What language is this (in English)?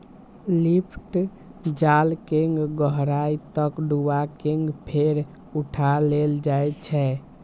Maithili